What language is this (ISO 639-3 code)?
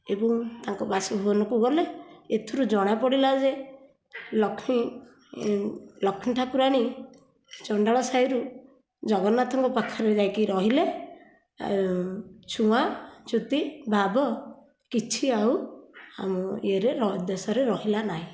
ori